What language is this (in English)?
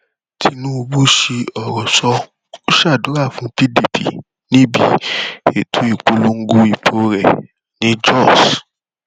Yoruba